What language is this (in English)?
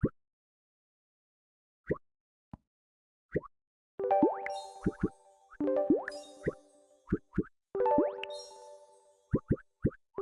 English